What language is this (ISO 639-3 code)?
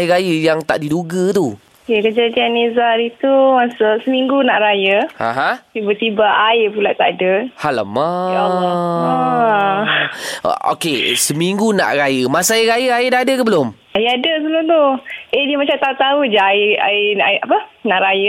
msa